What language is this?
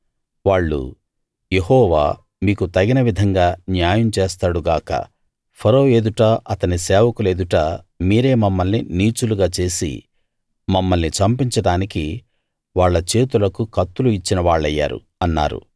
Telugu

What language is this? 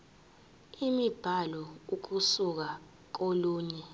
Zulu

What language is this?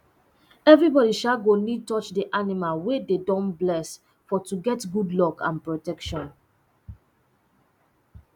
Nigerian Pidgin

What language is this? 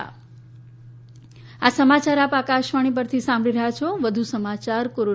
Gujarati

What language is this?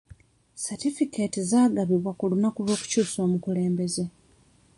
Ganda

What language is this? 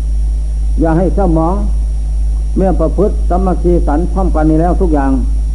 Thai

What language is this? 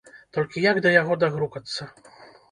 Belarusian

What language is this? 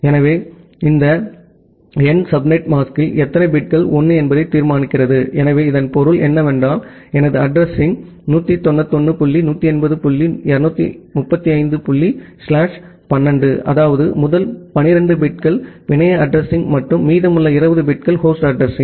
Tamil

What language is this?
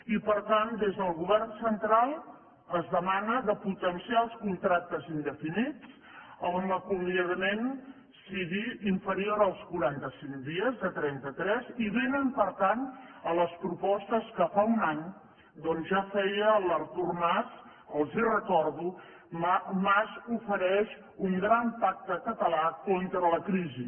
Catalan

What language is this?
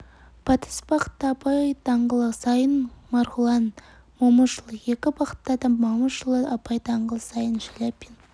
Kazakh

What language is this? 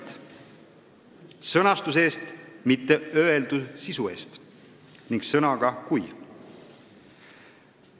Estonian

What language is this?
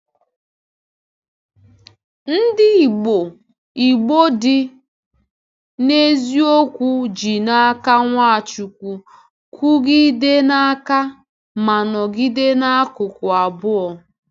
Igbo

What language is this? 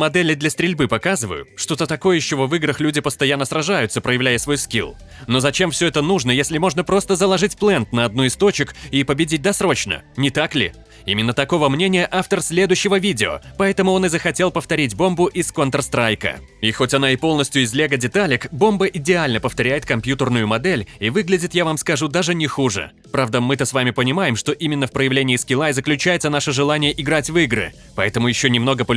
Russian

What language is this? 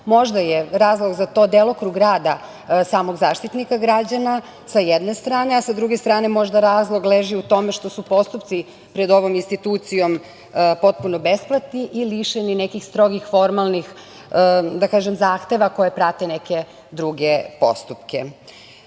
Serbian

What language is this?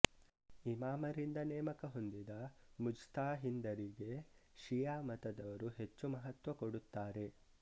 Kannada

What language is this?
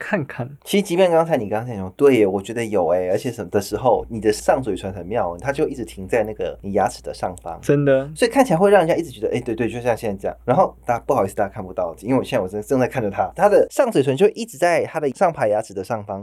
Chinese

